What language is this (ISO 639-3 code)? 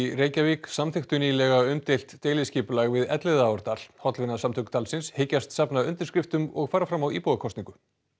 isl